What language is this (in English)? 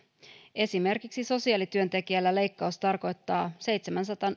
Finnish